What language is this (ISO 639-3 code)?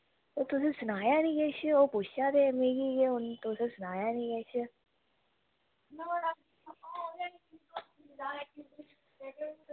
doi